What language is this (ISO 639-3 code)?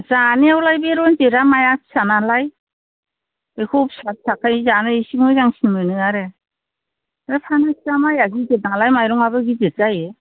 brx